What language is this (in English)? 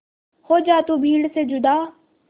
Hindi